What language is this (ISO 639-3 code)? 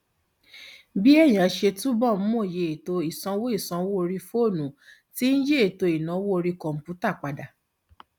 yor